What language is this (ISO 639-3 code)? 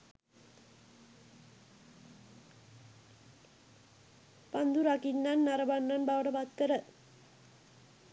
sin